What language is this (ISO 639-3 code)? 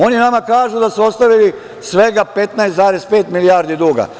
srp